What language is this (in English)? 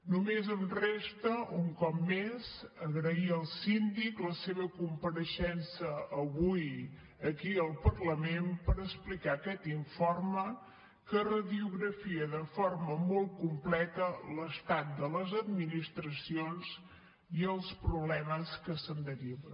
Catalan